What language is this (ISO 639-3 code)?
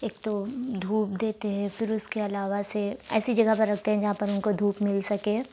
urd